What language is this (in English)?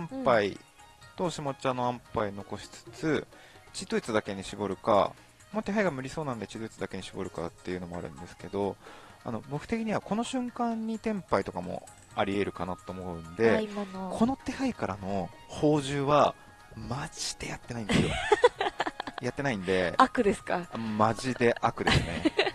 Japanese